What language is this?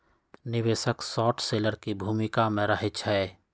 Magahi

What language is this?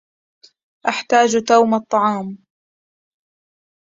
Arabic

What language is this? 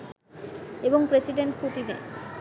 Bangla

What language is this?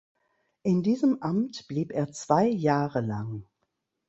German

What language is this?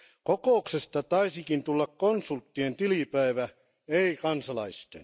Finnish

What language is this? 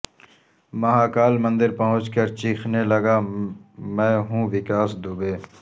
Urdu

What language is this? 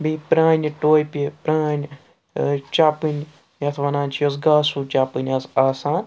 Kashmiri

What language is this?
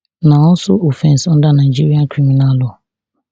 Nigerian Pidgin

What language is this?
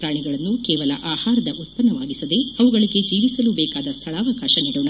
Kannada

